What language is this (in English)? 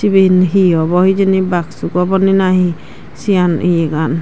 Chakma